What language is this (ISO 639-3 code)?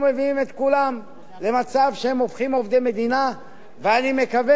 heb